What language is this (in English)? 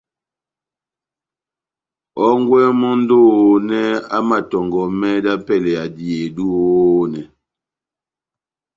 Batanga